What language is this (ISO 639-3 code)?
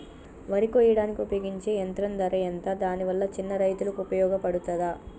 tel